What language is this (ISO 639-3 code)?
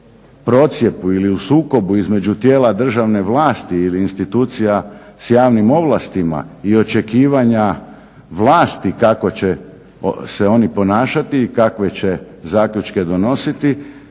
hrv